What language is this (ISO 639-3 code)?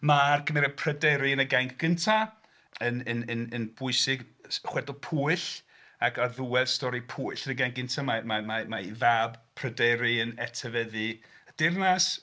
cym